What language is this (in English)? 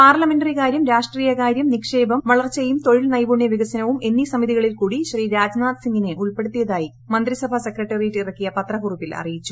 Malayalam